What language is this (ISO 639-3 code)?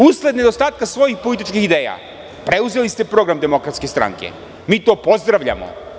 srp